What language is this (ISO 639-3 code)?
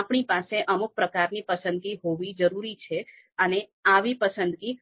guj